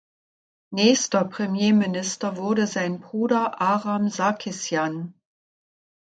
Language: German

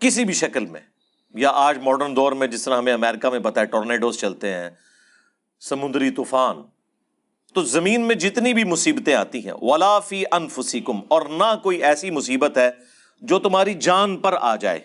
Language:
Urdu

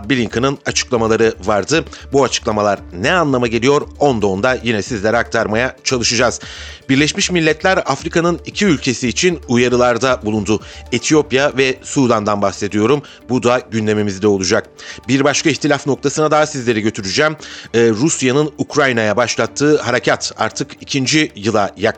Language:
Turkish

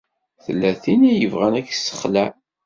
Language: Kabyle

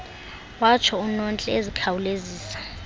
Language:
Xhosa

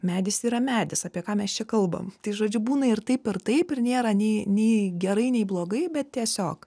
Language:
Lithuanian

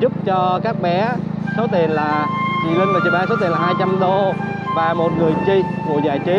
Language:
Vietnamese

